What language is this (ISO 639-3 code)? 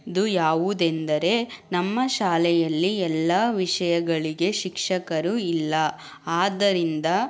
kan